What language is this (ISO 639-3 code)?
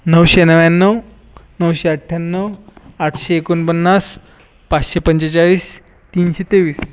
mar